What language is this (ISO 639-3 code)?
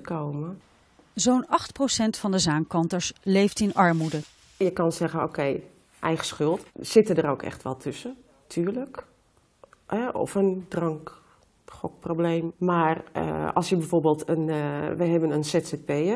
nld